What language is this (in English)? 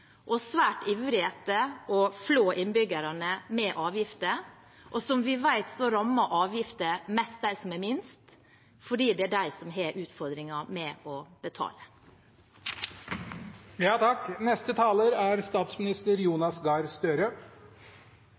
Norwegian Bokmål